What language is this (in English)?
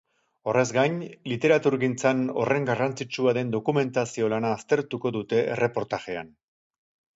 Basque